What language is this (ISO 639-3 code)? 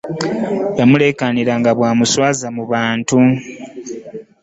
lug